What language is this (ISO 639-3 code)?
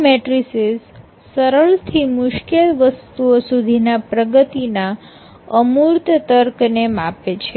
guj